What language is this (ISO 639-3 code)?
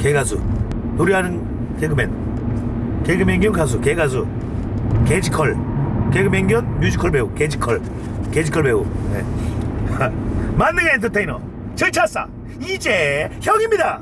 kor